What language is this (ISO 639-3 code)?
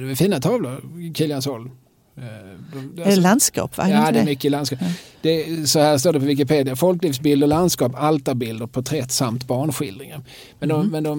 swe